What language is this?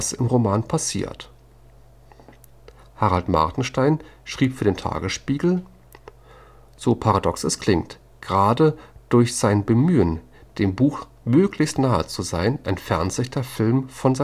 German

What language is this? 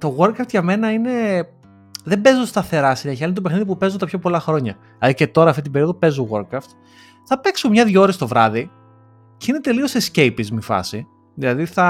Greek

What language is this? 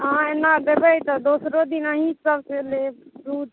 Maithili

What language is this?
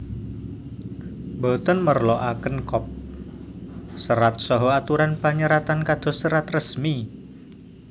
Javanese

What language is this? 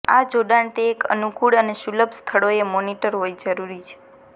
Gujarati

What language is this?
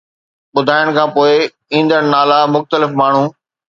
Sindhi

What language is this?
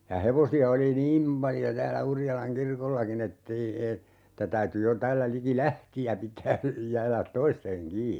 Finnish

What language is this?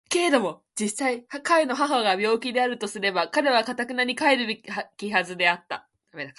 Japanese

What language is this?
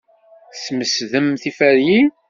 Kabyle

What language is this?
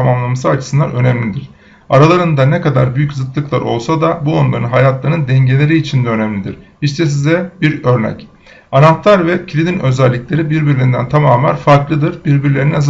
Turkish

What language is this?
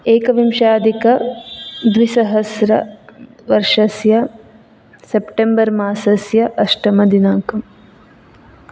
Sanskrit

